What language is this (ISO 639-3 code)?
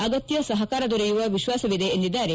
kan